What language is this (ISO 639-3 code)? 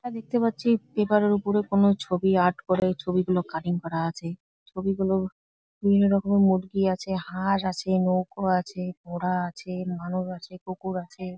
ben